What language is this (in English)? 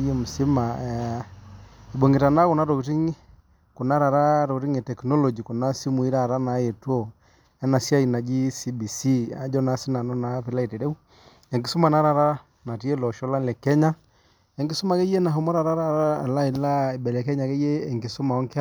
Masai